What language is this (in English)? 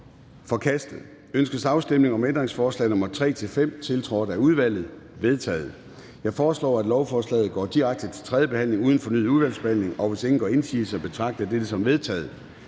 Danish